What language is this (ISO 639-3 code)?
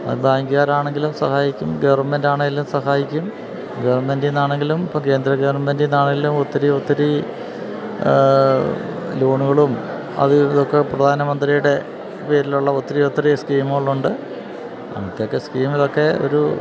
mal